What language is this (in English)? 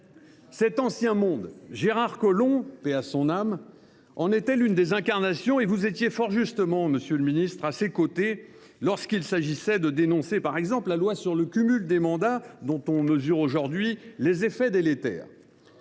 French